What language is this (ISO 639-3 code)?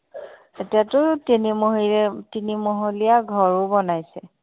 asm